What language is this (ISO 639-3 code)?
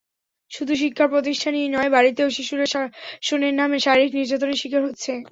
ben